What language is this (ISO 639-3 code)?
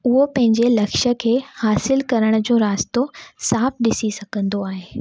snd